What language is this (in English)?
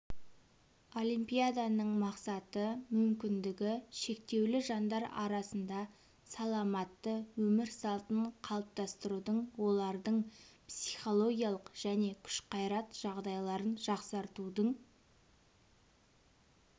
Kazakh